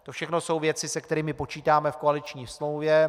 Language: Czech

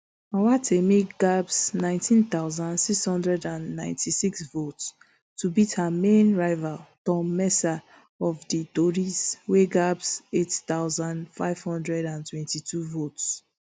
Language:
Nigerian Pidgin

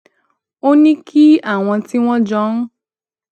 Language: Yoruba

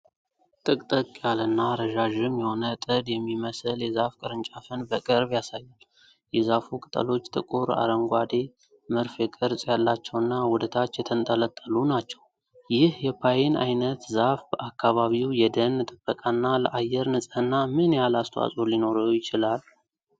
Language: Amharic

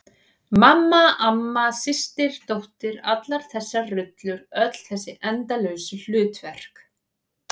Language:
Icelandic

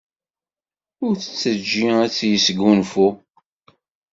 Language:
Kabyle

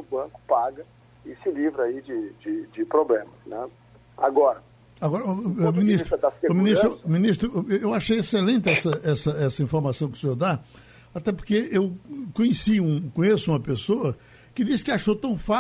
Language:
Portuguese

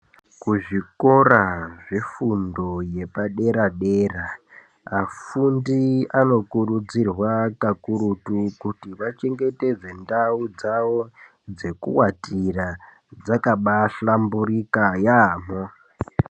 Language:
Ndau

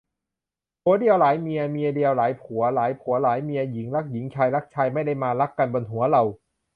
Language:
Thai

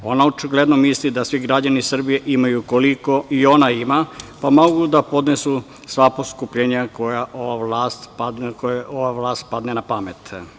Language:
Serbian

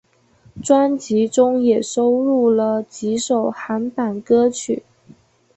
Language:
Chinese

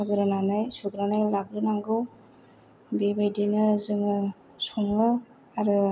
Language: Bodo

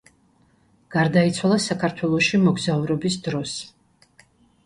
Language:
Georgian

